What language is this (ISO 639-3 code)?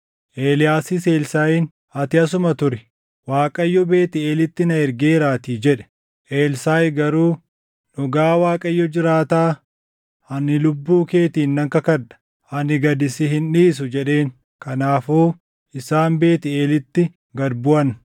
orm